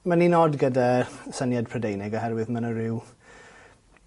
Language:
Welsh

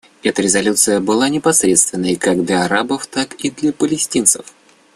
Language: Russian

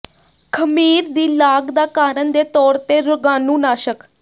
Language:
Punjabi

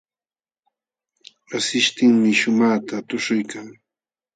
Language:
Jauja Wanca Quechua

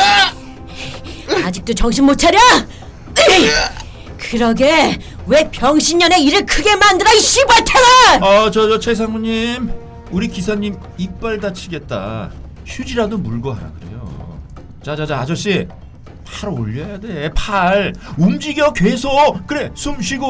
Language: Korean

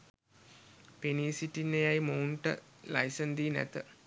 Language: Sinhala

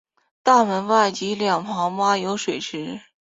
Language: Chinese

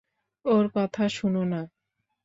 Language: Bangla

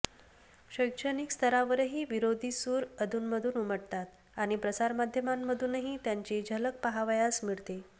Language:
Marathi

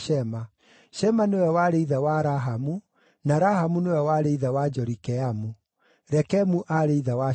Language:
Kikuyu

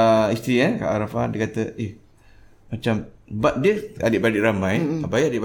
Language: Malay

